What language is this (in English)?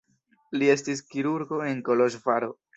Esperanto